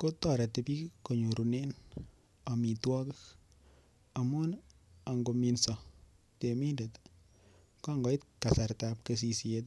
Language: Kalenjin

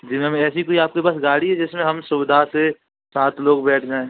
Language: Hindi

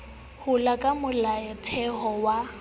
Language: Southern Sotho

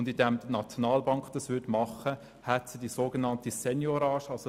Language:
Swiss German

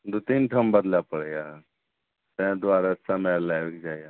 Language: Maithili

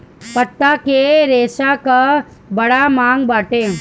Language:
Bhojpuri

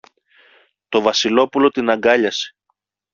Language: Greek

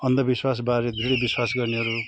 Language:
Nepali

